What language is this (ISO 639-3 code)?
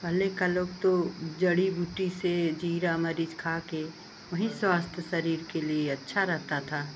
hin